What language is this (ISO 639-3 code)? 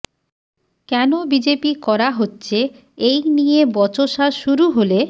ben